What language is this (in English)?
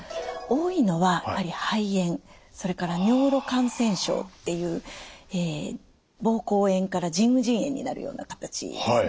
Japanese